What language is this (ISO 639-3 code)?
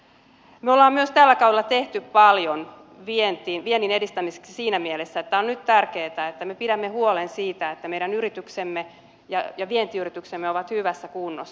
fin